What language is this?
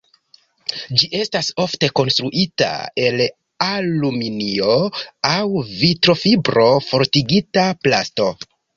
Esperanto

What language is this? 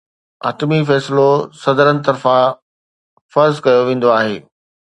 Sindhi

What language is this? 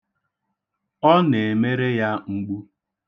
Igbo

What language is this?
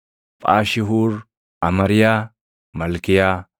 Oromo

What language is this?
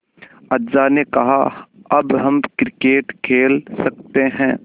Hindi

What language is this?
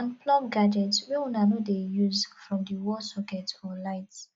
Nigerian Pidgin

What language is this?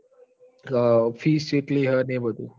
Gujarati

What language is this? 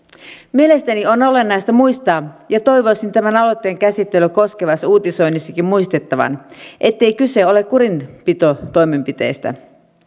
Finnish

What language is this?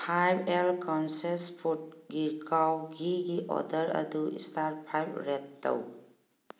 Manipuri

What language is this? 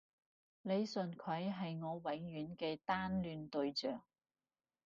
Cantonese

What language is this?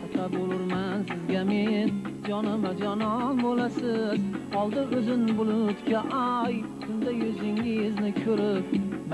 Turkish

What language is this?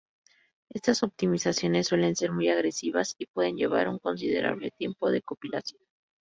Spanish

